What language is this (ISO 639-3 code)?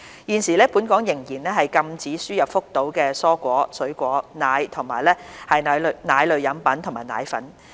yue